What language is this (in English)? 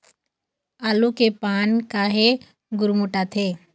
Chhattisgarhi